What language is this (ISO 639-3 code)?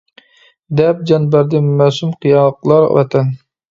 uig